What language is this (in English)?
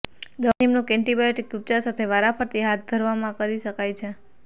Gujarati